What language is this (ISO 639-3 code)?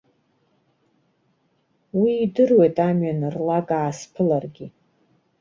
abk